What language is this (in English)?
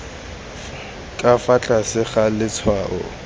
Tswana